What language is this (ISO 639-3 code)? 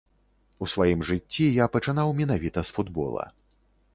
bel